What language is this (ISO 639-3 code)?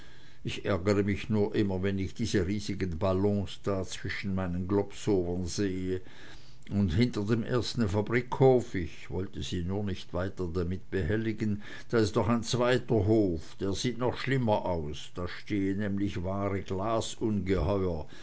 deu